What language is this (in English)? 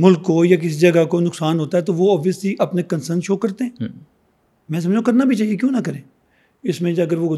Urdu